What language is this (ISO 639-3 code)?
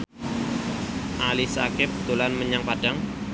jav